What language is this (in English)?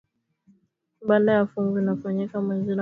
Swahili